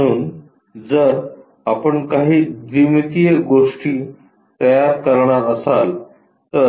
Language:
Marathi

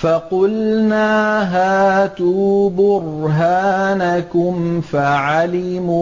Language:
Arabic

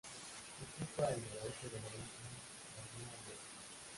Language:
Spanish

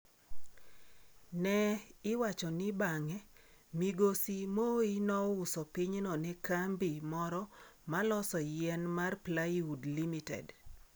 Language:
Luo (Kenya and Tanzania)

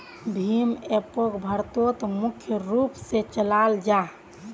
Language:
Magahi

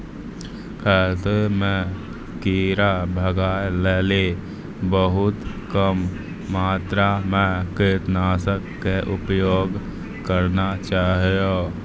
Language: Maithili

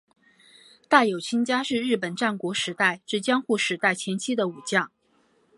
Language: Chinese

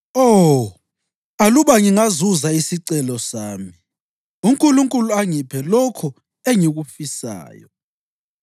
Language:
North Ndebele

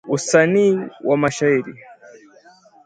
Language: Swahili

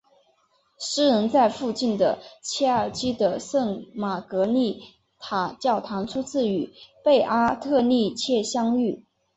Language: Chinese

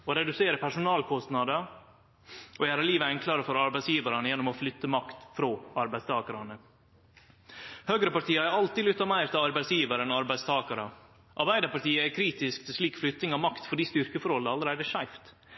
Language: Norwegian Nynorsk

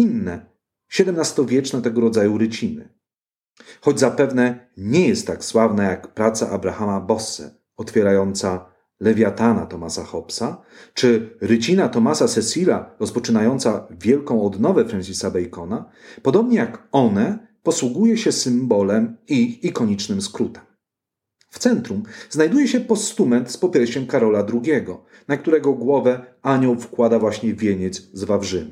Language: Polish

